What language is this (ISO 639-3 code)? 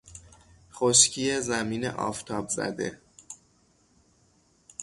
fas